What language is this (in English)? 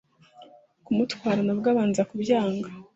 Kinyarwanda